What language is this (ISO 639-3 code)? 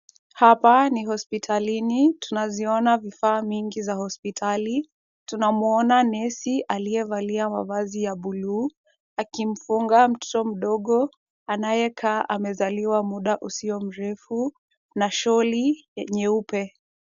swa